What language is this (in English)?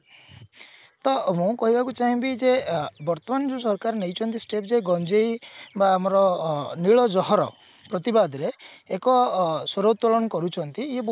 Odia